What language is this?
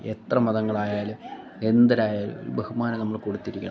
Malayalam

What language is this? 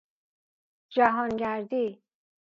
Persian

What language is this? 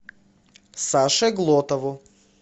Russian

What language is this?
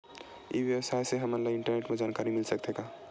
Chhattisgarhi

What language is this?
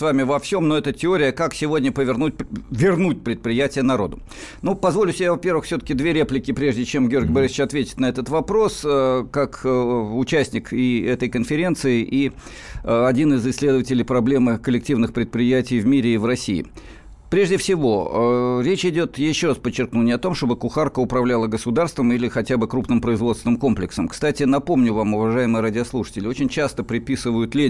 Russian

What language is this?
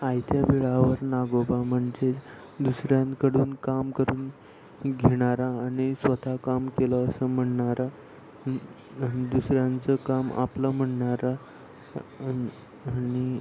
Marathi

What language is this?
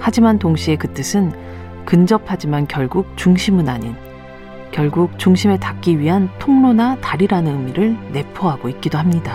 Korean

